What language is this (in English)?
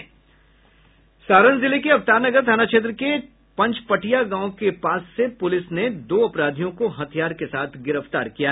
Hindi